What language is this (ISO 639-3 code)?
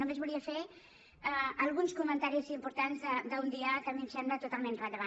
cat